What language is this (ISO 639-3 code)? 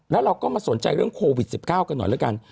tha